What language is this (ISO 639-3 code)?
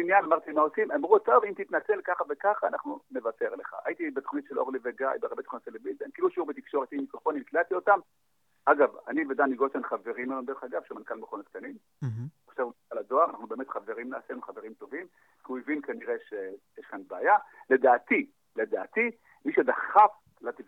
heb